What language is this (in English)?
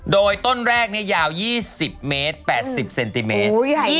Thai